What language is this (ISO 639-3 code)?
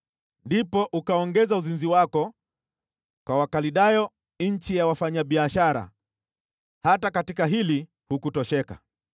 swa